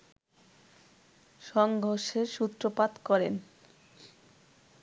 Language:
Bangla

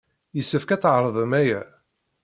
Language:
Kabyle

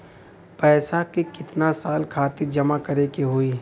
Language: Bhojpuri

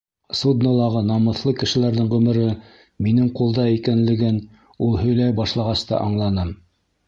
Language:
Bashkir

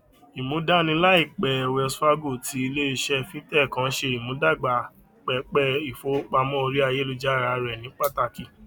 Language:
Yoruba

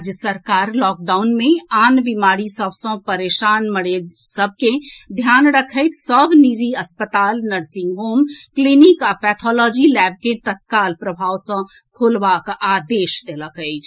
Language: Maithili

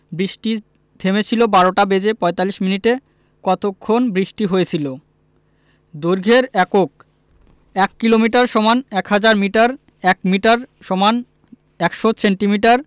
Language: Bangla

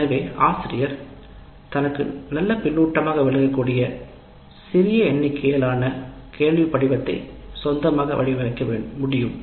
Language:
Tamil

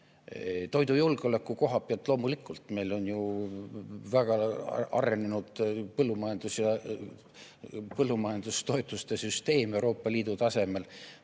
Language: Estonian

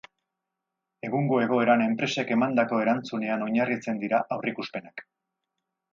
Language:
Basque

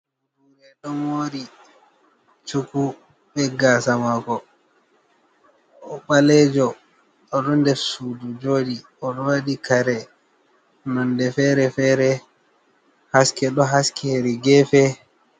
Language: Fula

